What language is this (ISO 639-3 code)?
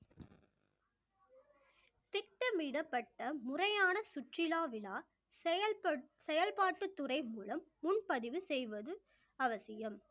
tam